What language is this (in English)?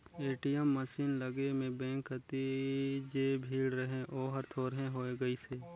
Chhattisgarhi